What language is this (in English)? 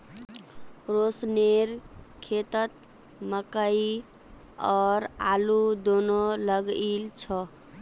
Magahi